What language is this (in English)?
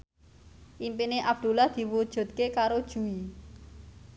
Javanese